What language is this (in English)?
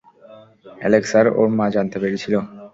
Bangla